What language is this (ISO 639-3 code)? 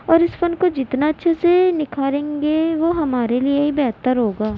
urd